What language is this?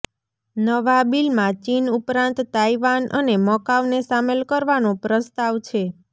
Gujarati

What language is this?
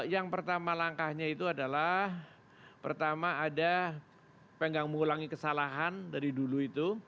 Indonesian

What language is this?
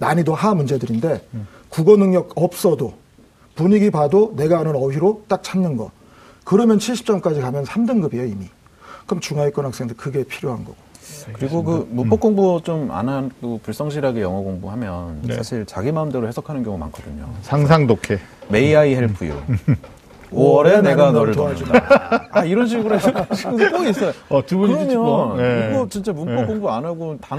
Korean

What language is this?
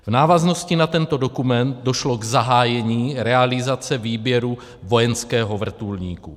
Czech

